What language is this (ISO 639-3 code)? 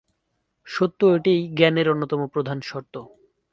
ben